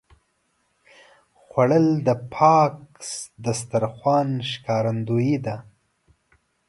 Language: Pashto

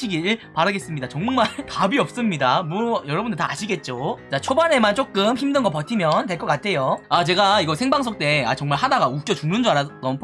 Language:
Korean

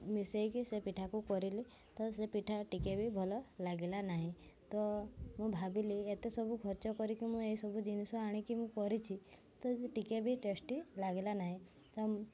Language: Odia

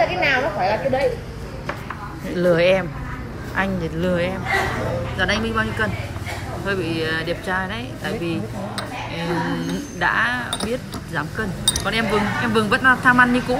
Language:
Vietnamese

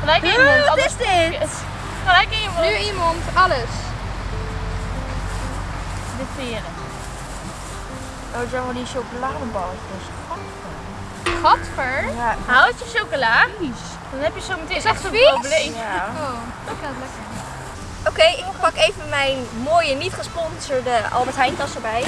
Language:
Dutch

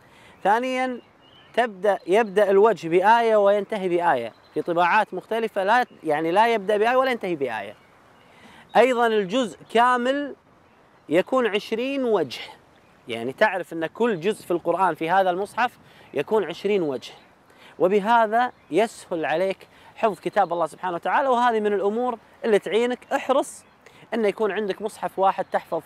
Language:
Arabic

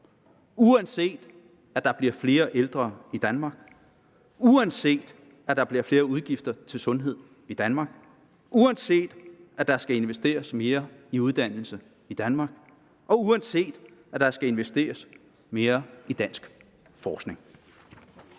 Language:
Danish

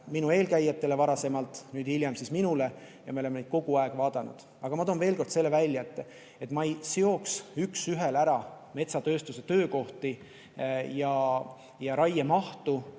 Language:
Estonian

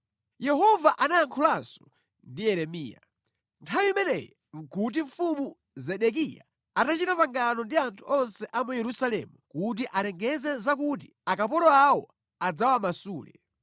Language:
Nyanja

